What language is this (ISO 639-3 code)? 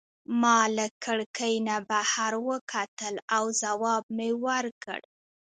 pus